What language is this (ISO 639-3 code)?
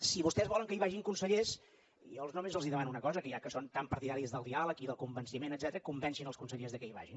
cat